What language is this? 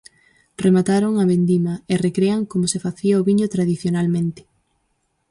Galician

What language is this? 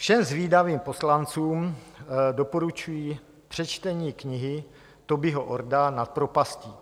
Czech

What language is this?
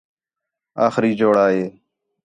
Khetrani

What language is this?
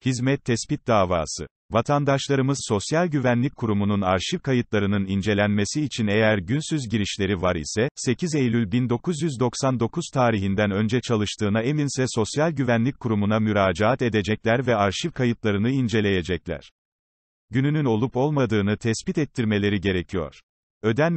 Turkish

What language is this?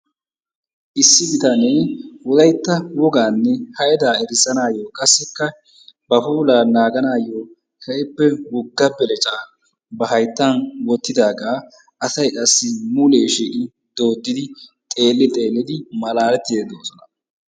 Wolaytta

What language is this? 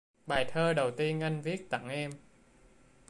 Vietnamese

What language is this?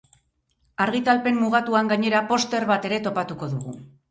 Basque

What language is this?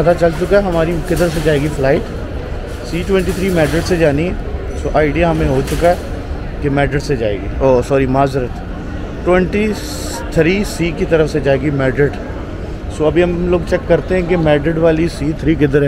Hindi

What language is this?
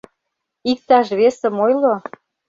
Mari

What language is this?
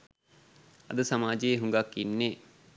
Sinhala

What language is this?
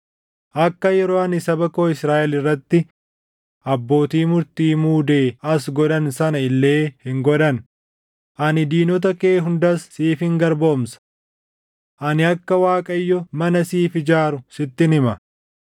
Oromo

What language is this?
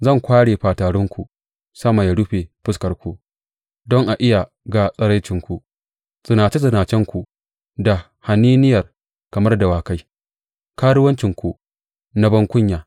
Hausa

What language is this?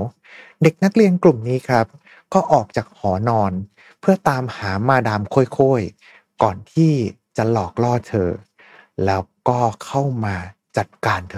Thai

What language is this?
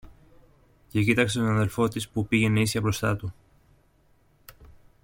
Greek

